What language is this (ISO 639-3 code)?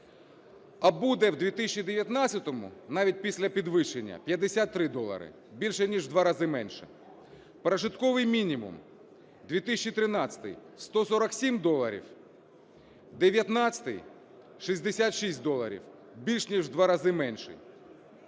ukr